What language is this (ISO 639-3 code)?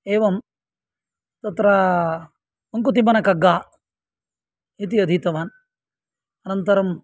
san